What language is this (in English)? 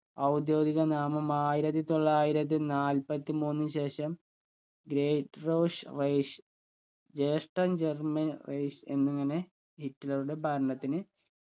Malayalam